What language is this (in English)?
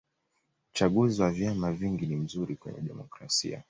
Swahili